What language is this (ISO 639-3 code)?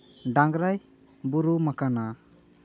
sat